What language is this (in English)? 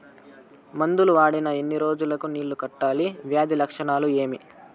Telugu